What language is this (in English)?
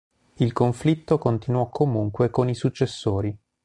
Italian